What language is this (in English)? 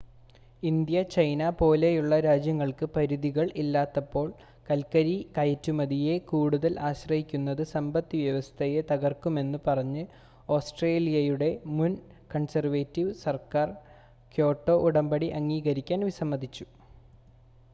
Malayalam